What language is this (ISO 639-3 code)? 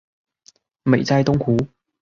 zho